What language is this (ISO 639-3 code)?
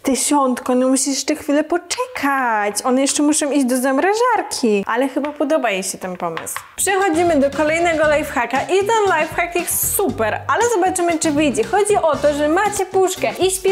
pol